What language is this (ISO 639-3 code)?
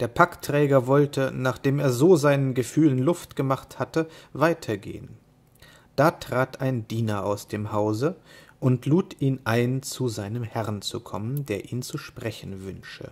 deu